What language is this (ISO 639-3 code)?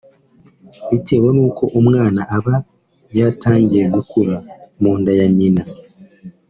kin